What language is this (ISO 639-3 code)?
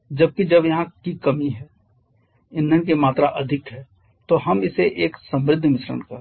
hin